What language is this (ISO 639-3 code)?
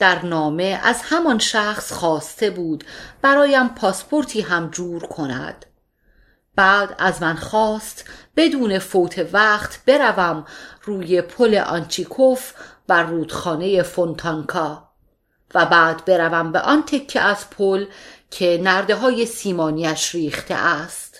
fas